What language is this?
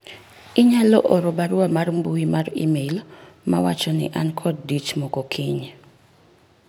Luo (Kenya and Tanzania)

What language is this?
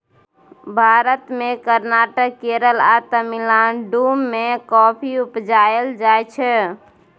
Maithili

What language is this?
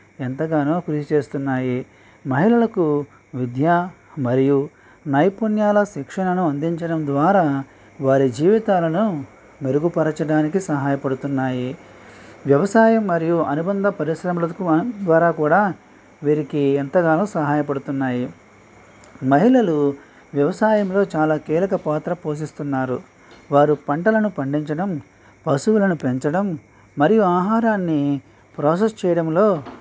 Telugu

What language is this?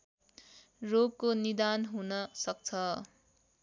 Nepali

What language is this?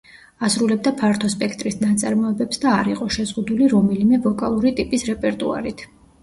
Georgian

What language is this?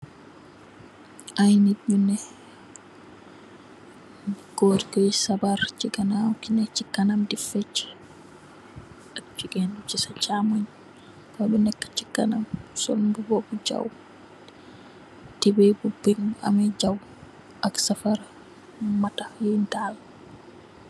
Wolof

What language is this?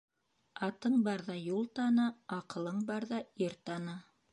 Bashkir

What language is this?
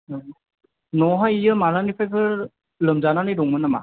Bodo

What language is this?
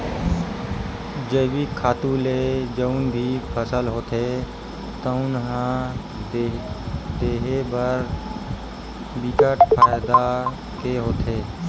Chhattisgarhi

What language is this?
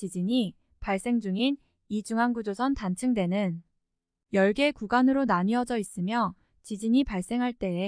Korean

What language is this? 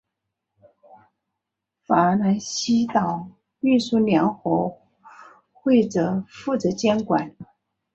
Chinese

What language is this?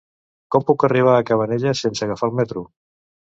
Catalan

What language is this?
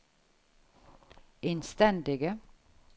Norwegian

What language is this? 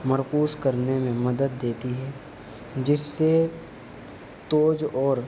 Urdu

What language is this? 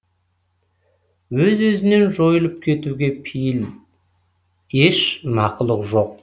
Kazakh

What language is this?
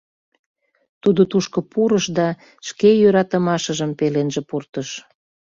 Mari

